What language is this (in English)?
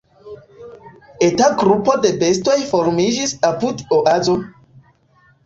Esperanto